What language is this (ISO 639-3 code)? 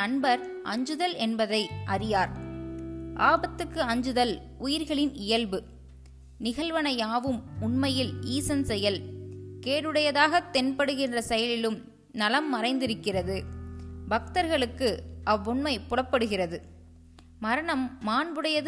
tam